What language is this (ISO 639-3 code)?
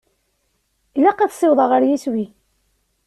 kab